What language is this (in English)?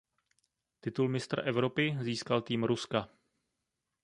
Czech